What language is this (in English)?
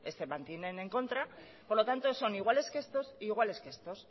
Spanish